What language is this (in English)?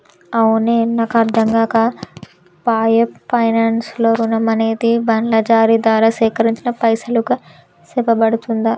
Telugu